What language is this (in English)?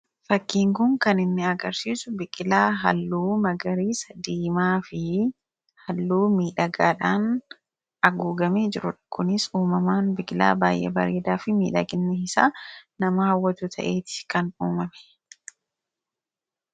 Oromo